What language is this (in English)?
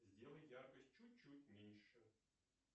Russian